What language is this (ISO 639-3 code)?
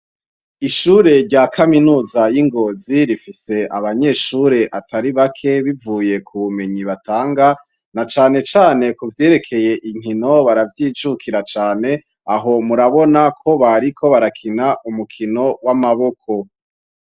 run